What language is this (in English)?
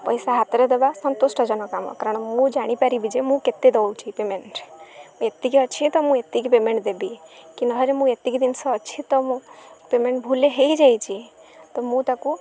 Odia